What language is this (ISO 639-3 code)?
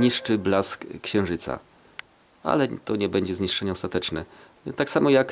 pol